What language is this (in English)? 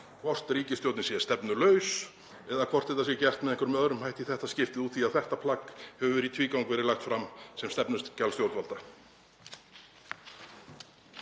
Icelandic